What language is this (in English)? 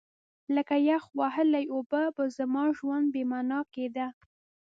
Pashto